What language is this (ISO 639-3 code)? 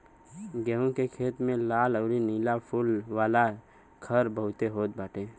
bho